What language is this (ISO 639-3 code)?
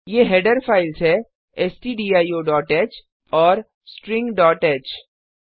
hin